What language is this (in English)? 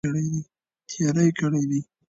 Pashto